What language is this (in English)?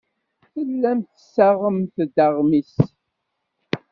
Kabyle